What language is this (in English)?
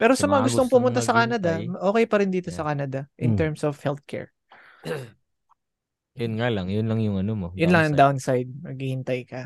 Filipino